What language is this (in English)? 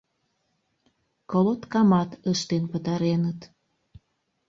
Mari